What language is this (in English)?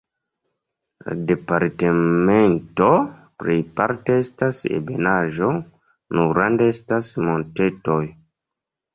Esperanto